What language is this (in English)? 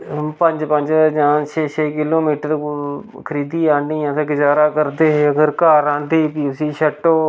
Dogri